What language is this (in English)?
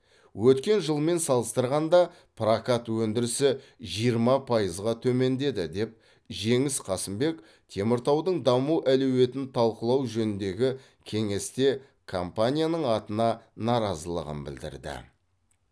Kazakh